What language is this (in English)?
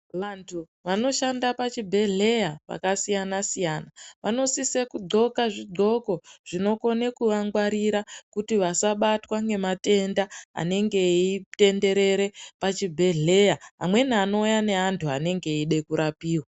Ndau